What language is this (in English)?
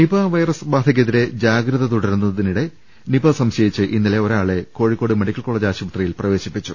Malayalam